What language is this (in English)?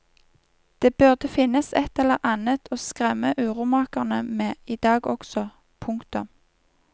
Norwegian